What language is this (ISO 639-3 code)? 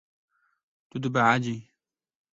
kur